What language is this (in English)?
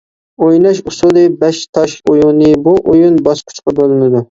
Uyghur